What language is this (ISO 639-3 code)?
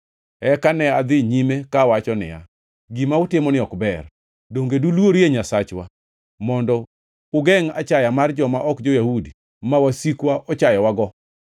luo